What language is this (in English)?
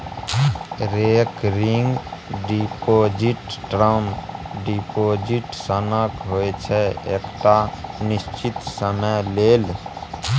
Maithili